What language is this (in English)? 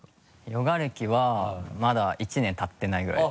Japanese